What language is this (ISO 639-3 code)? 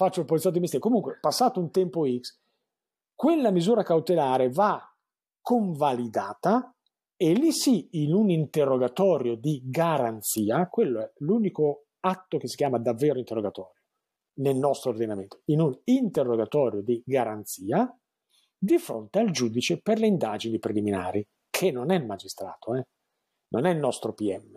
ita